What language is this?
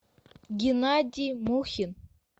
Russian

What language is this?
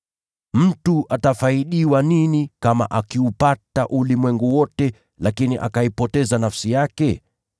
Swahili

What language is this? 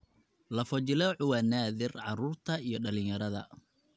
Somali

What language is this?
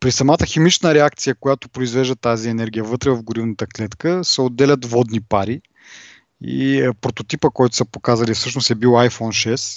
Bulgarian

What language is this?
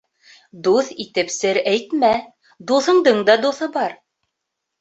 Bashkir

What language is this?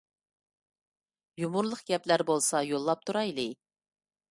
Uyghur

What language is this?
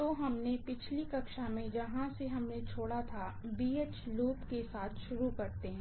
Hindi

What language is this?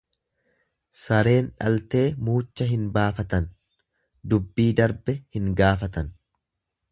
Oromo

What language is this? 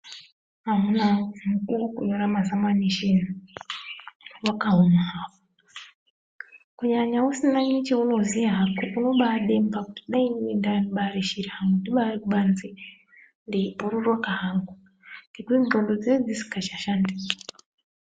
Ndau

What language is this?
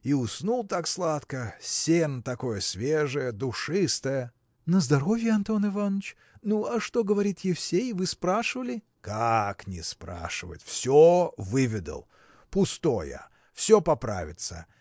Russian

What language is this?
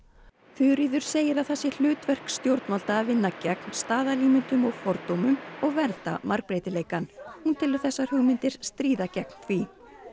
Icelandic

